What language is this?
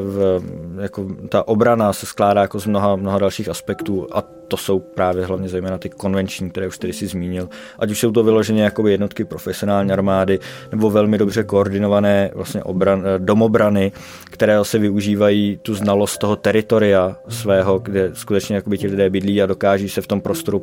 Czech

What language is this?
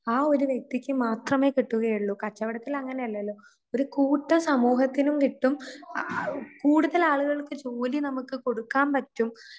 Malayalam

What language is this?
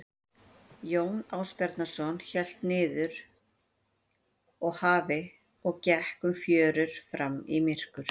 Icelandic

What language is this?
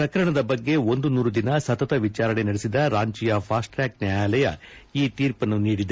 Kannada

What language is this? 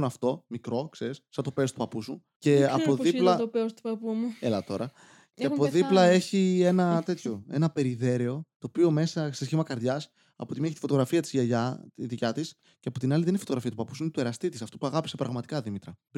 Greek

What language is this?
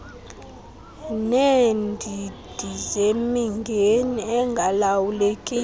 Xhosa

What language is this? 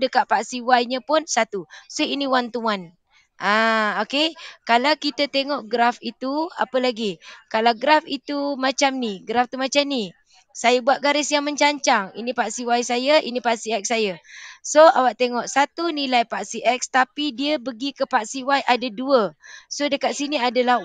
Malay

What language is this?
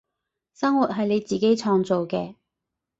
Cantonese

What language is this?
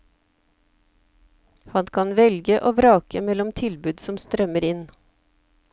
Norwegian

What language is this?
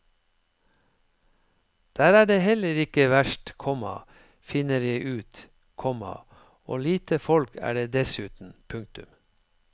Norwegian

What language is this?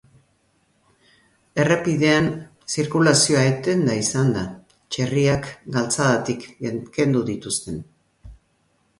Basque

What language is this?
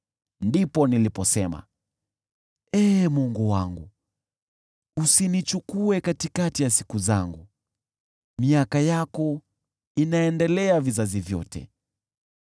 Swahili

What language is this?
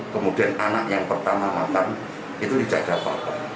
Indonesian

